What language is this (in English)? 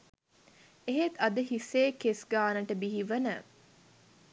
Sinhala